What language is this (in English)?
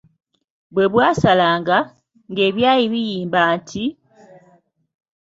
Ganda